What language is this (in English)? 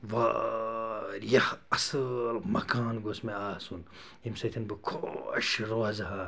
Kashmiri